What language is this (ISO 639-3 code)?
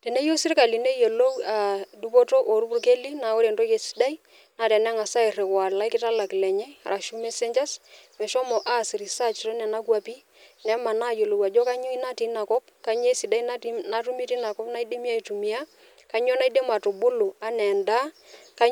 mas